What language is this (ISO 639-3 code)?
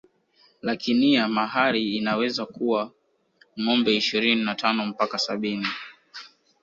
swa